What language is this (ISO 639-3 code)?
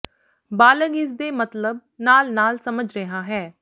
pan